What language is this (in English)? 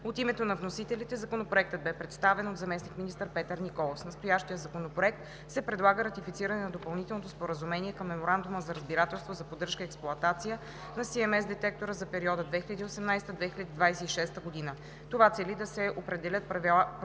Bulgarian